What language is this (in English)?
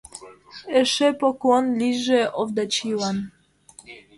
Mari